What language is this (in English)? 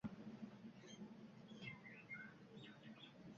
Uzbek